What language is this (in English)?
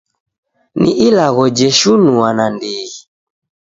Taita